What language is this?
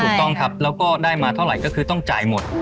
Thai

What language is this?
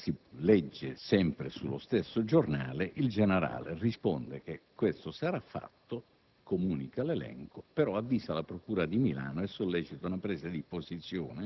Italian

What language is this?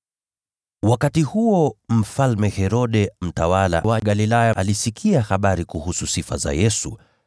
Swahili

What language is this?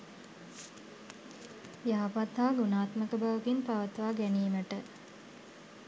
Sinhala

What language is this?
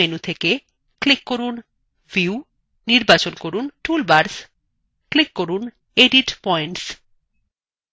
Bangla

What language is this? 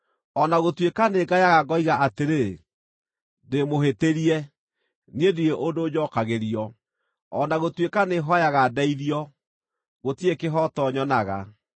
Kikuyu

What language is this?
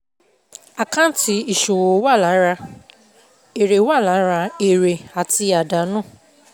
Yoruba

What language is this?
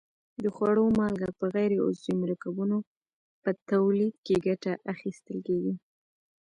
Pashto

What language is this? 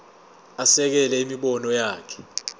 Zulu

